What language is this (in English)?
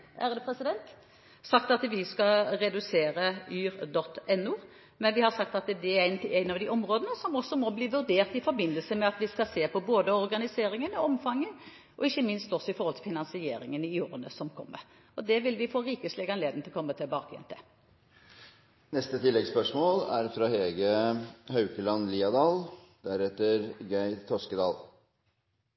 Norwegian